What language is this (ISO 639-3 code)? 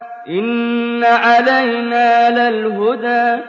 ara